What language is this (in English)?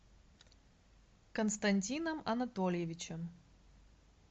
Russian